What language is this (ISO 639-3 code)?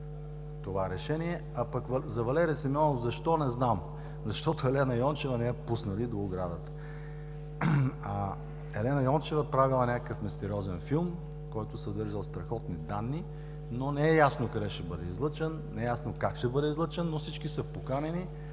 bul